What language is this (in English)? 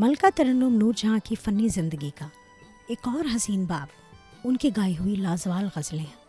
Urdu